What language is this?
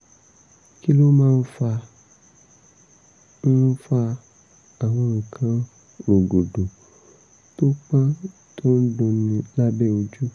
Yoruba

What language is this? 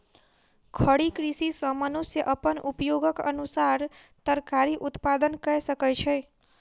Maithili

